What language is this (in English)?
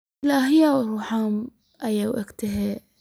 Somali